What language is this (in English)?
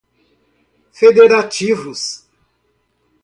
Portuguese